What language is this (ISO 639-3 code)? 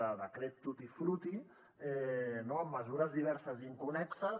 cat